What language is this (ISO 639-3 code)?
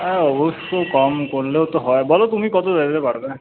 ben